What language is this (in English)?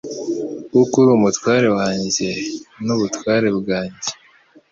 Kinyarwanda